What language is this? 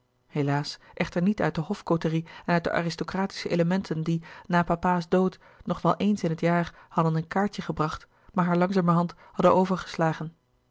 Dutch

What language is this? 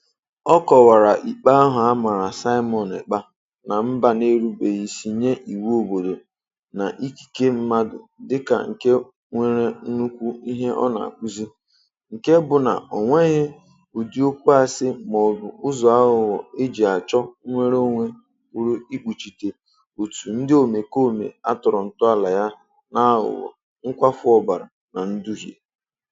Igbo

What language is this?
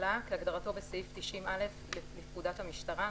Hebrew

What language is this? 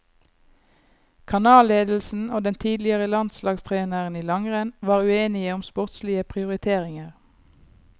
Norwegian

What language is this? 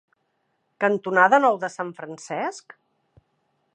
Catalan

